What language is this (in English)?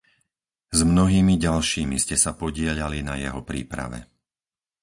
Slovak